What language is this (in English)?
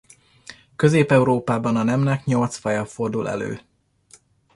Hungarian